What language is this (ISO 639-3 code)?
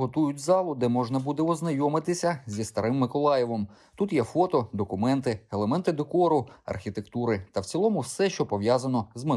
ukr